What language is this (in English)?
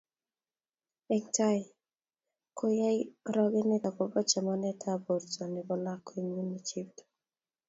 Kalenjin